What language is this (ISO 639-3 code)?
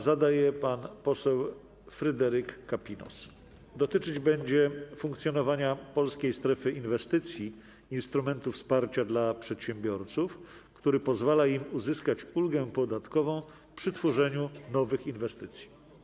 pol